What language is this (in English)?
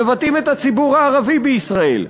Hebrew